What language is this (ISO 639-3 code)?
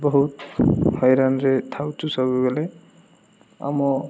ori